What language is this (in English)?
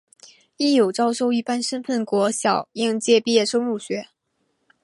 Chinese